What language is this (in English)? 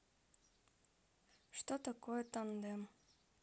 Russian